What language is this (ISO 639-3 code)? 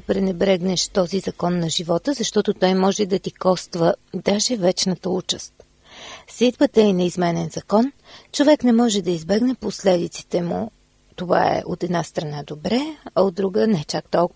bul